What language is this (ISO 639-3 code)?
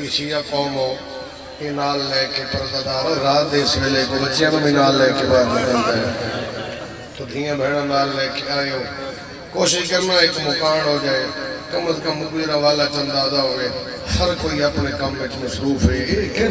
ara